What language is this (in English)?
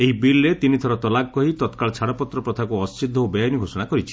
Odia